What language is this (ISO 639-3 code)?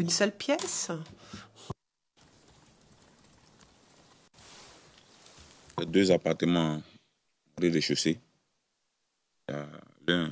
fra